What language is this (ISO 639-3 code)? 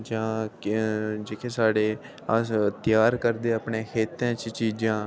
doi